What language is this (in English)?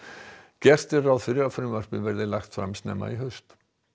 Icelandic